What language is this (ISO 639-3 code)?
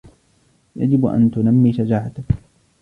ara